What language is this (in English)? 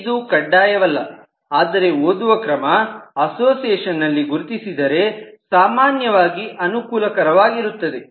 Kannada